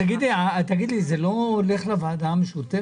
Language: Hebrew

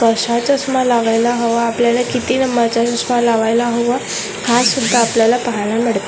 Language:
Marathi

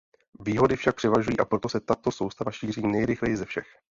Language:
Czech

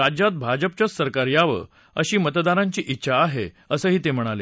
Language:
Marathi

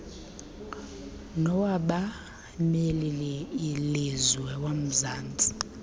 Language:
Xhosa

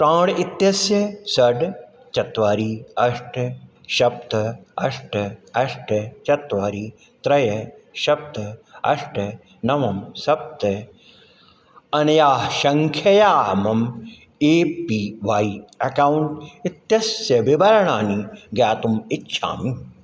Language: Sanskrit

